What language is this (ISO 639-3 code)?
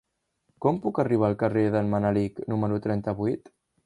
cat